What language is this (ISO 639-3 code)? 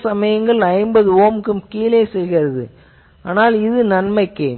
tam